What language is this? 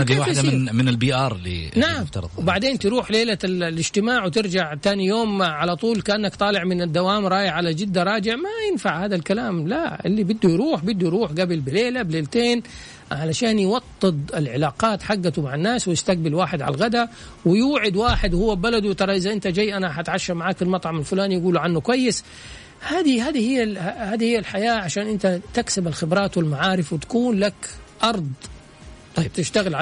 Arabic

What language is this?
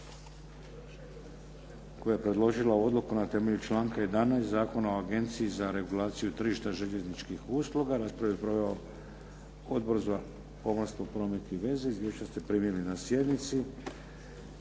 Croatian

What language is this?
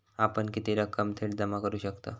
Marathi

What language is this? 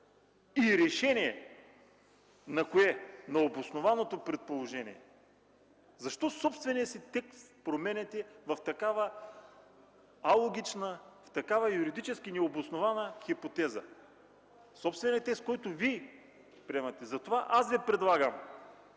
Bulgarian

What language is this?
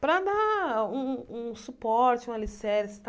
Portuguese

